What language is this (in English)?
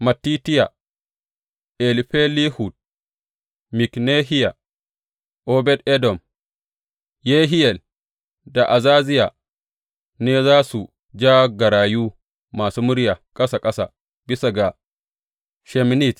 Hausa